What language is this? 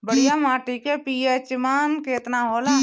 Bhojpuri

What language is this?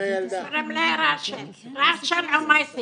Hebrew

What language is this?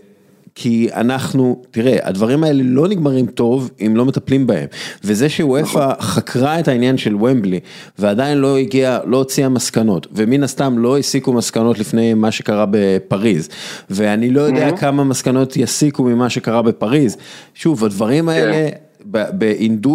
Hebrew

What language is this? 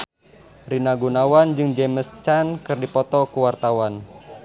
Sundanese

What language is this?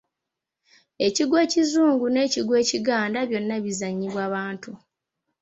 Ganda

